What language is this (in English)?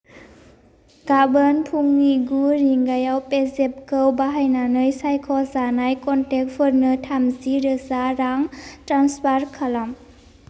Bodo